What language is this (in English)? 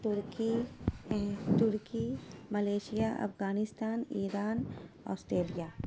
Urdu